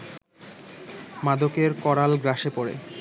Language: Bangla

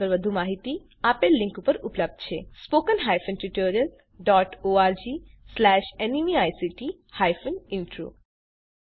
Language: Gujarati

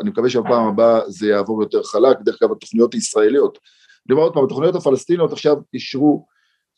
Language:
Hebrew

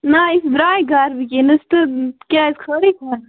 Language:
Kashmiri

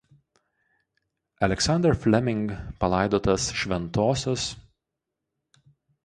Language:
Lithuanian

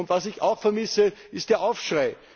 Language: German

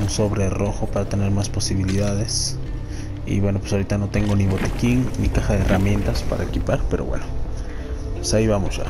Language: Spanish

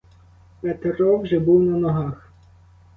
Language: Ukrainian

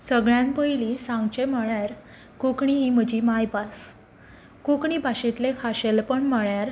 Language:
Konkani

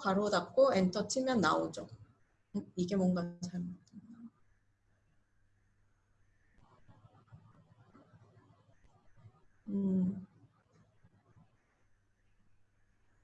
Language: Korean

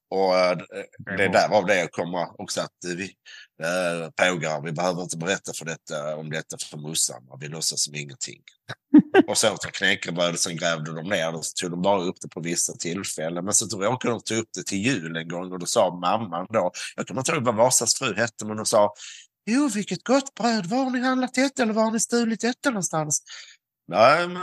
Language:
Swedish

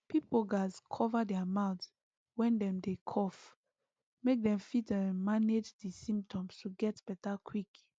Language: Nigerian Pidgin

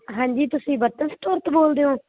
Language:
Punjabi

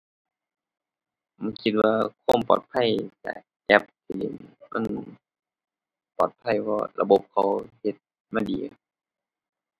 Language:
Thai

